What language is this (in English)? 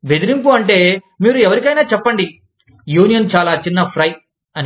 Telugu